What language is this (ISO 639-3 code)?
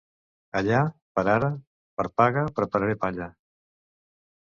cat